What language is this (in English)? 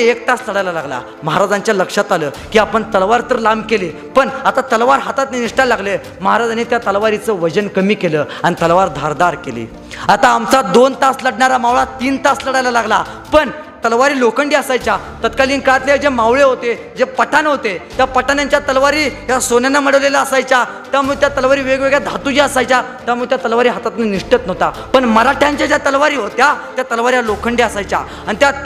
Marathi